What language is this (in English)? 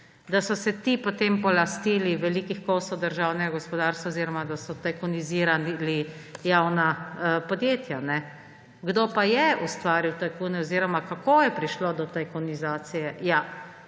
Slovenian